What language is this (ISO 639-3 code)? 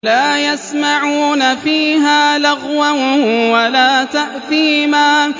ara